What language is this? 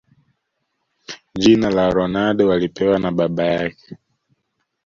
Swahili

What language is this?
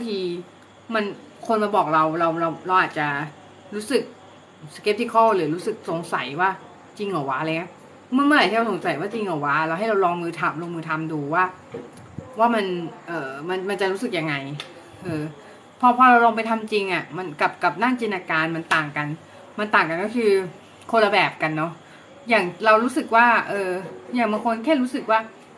Thai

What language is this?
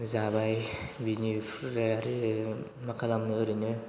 Bodo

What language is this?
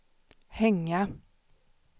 Swedish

